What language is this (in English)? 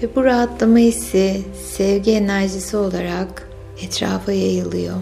Turkish